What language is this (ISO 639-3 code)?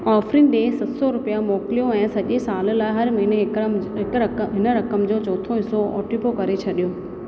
snd